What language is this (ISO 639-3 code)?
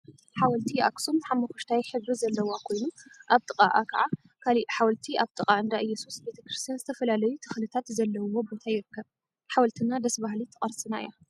tir